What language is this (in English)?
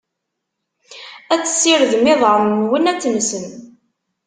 Kabyle